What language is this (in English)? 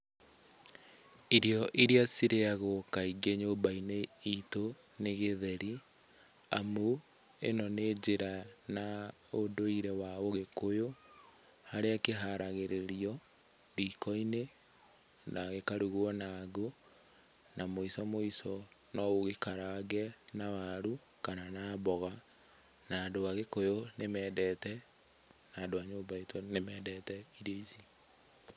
Kikuyu